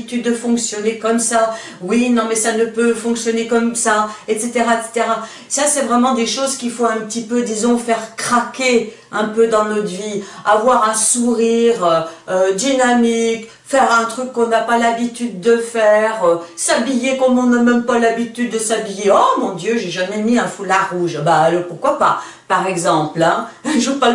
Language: French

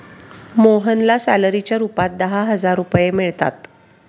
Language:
Marathi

